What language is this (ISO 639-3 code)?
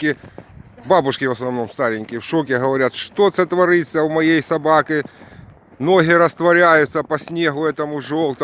rus